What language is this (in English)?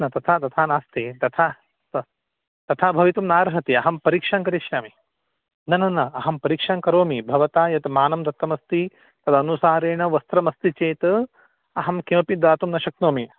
Sanskrit